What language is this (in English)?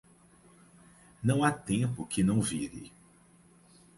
Portuguese